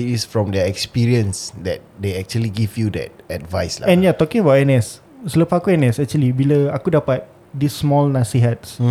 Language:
Malay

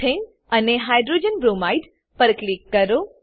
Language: Gujarati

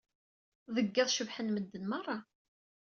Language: Kabyle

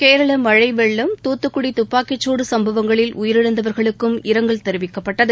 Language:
Tamil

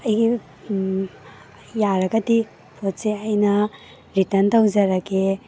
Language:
Manipuri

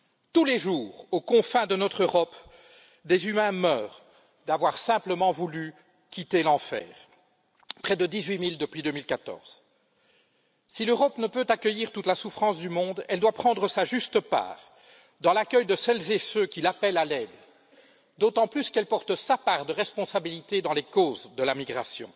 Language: French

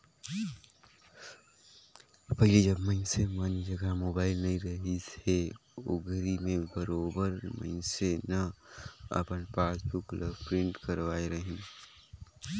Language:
Chhattisgarhi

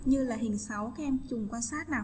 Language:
Vietnamese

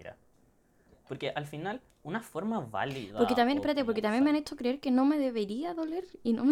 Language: Spanish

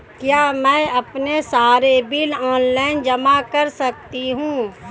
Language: Hindi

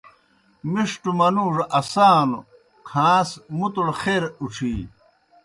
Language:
Kohistani Shina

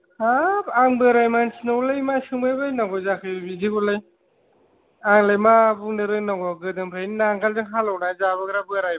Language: Bodo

